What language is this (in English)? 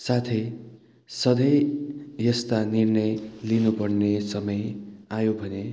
Nepali